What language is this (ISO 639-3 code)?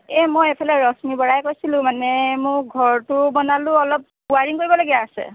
asm